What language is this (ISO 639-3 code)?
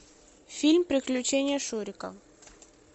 rus